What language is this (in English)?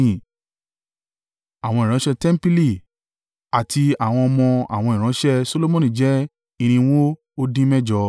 Yoruba